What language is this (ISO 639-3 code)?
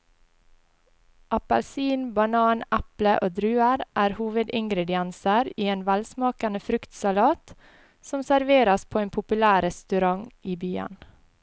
nor